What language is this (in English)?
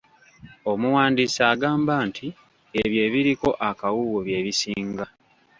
Ganda